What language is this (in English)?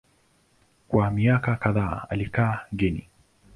Swahili